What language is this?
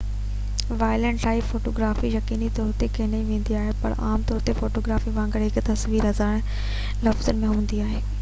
Sindhi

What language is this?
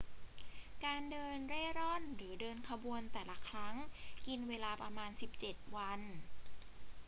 Thai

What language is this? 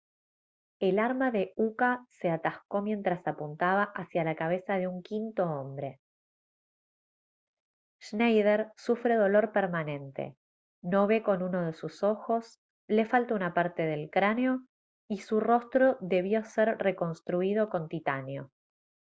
Spanish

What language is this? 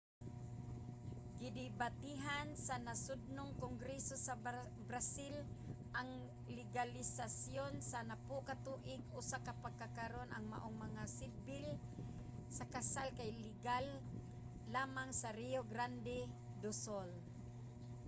Cebuano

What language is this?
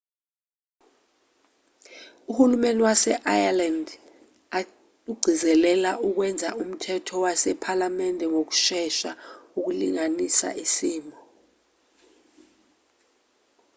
Zulu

